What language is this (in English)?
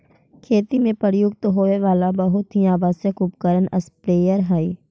Magahi